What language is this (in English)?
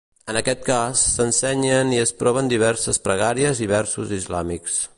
Catalan